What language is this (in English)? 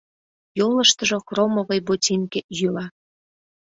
Mari